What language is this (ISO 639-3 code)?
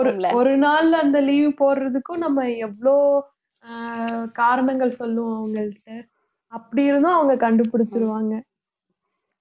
tam